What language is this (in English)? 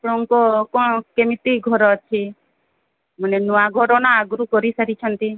Odia